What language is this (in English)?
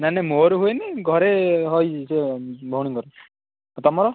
Odia